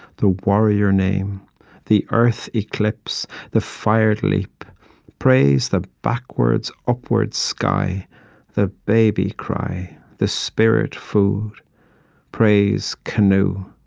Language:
English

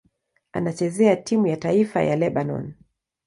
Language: Swahili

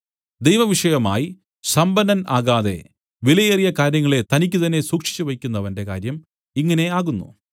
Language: Malayalam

